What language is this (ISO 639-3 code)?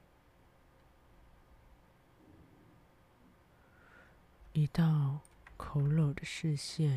zho